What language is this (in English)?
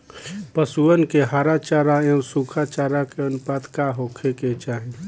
Bhojpuri